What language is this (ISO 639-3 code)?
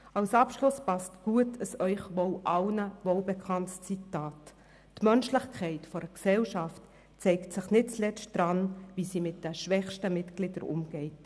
gsw